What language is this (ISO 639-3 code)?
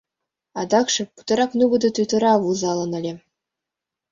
chm